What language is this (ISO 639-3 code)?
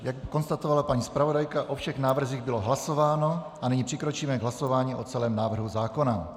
ces